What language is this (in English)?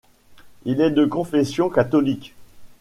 French